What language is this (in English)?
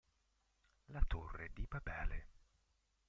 Italian